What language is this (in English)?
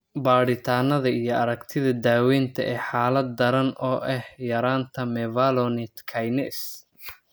Somali